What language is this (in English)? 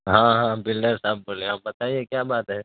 Urdu